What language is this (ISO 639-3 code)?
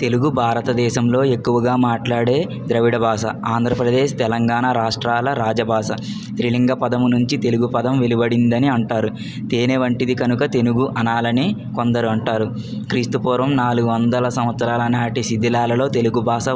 tel